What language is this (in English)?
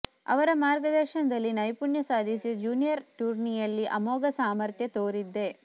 Kannada